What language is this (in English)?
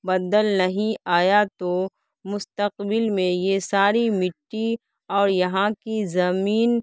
Urdu